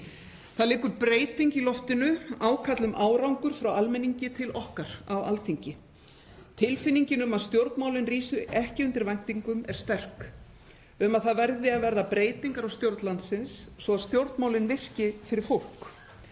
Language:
Icelandic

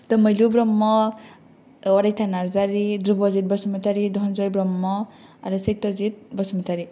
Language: Bodo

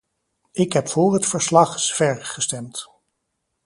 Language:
Dutch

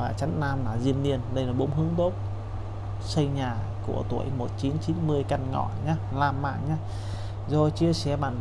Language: Vietnamese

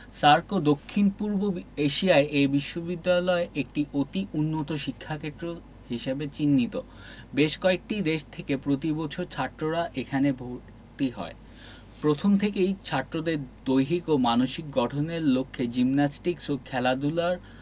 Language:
Bangla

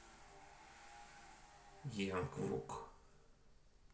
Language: Russian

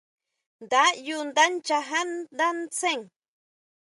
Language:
Huautla Mazatec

